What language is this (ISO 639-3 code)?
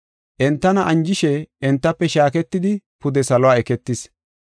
gof